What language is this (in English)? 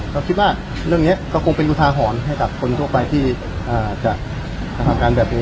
Thai